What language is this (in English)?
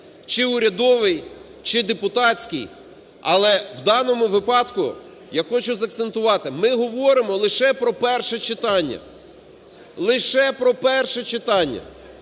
Ukrainian